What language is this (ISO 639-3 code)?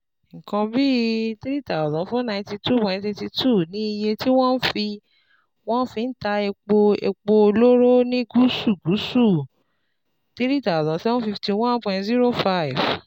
yor